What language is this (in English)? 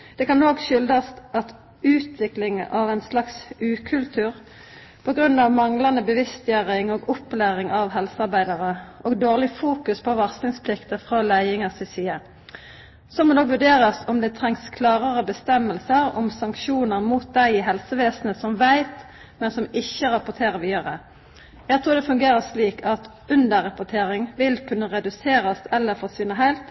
Norwegian Nynorsk